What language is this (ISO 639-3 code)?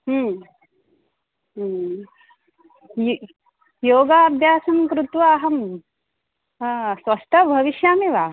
san